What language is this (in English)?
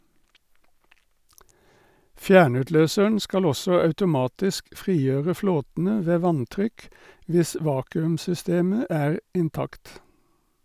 Norwegian